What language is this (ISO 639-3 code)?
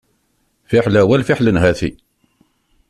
kab